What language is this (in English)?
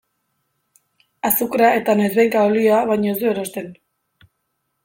Basque